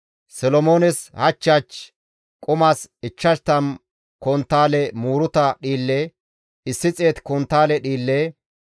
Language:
Gamo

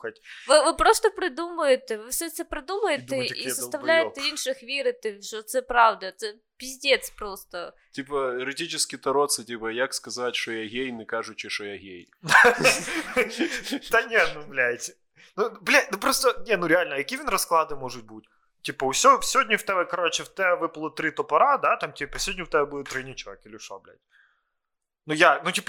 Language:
Ukrainian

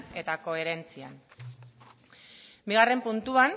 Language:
Basque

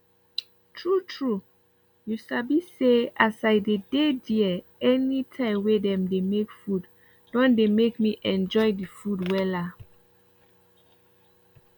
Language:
Nigerian Pidgin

